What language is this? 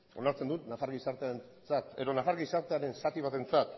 Basque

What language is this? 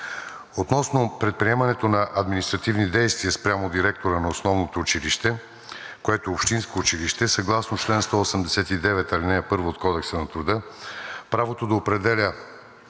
Bulgarian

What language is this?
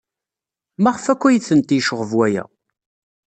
Kabyle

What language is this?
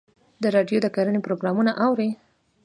Pashto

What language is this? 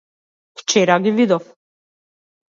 Macedonian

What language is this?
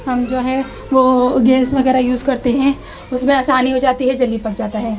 Urdu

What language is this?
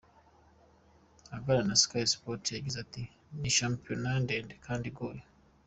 Kinyarwanda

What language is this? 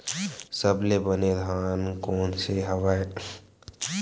Chhattisgarhi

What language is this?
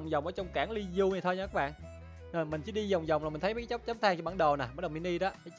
Vietnamese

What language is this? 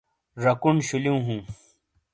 Shina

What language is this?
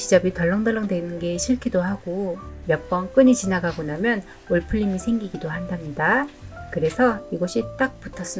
Korean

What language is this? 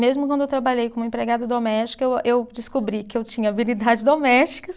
Portuguese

